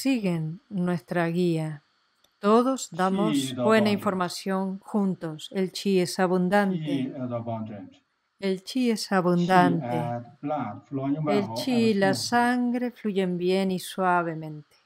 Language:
Spanish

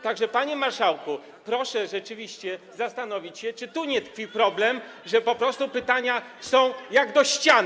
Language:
Polish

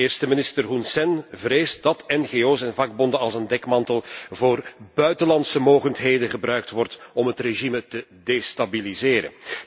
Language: Dutch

